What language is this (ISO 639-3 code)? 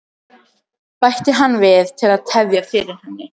isl